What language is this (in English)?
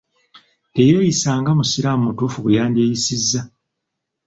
Ganda